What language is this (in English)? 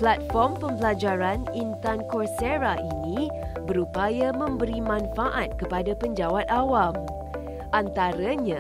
Malay